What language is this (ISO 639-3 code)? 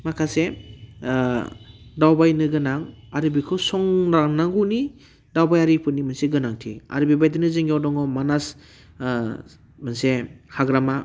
brx